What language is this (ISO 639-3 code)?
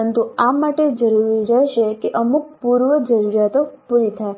guj